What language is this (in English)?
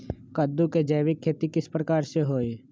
Magahi